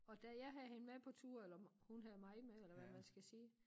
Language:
Danish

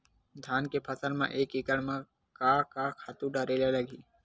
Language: Chhattisgarhi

